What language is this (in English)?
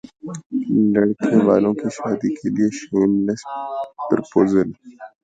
Urdu